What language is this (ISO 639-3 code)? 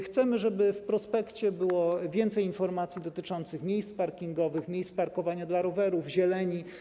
pol